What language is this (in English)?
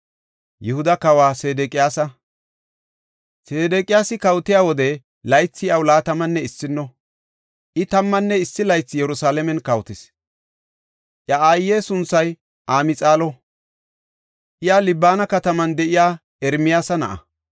Gofa